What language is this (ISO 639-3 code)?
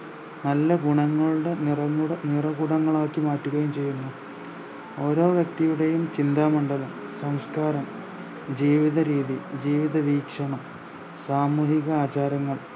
mal